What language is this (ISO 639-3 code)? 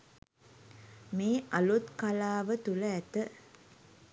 sin